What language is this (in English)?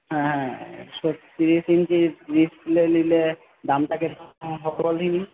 Bangla